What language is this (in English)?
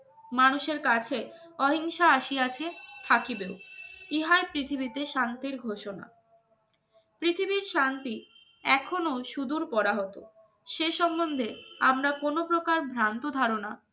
Bangla